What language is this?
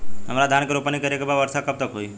Bhojpuri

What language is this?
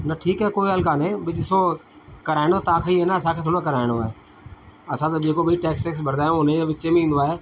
Sindhi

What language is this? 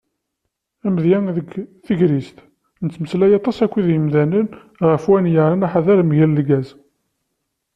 Kabyle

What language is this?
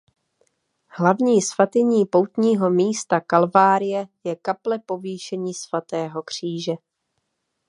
Czech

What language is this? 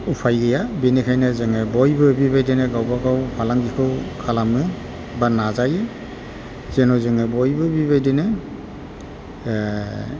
Bodo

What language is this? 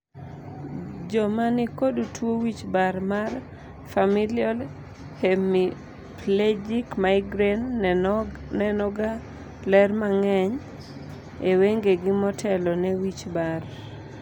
Luo (Kenya and Tanzania)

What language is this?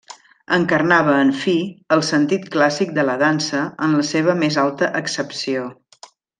Catalan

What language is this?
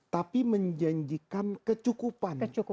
Indonesian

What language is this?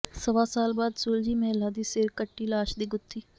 Punjabi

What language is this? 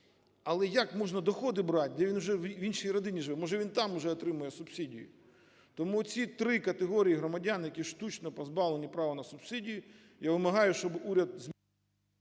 Ukrainian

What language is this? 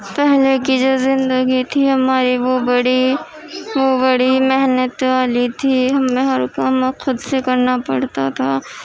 Urdu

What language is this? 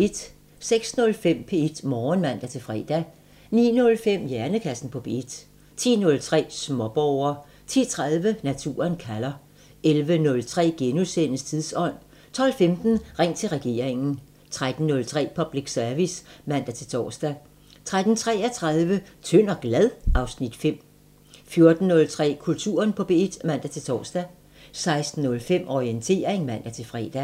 Danish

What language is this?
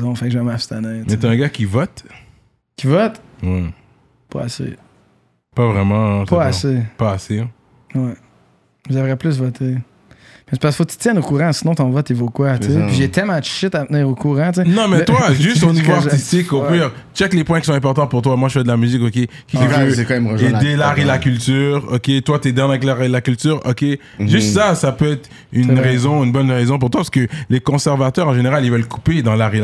French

